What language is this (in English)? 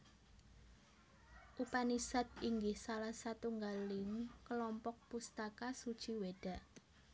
Javanese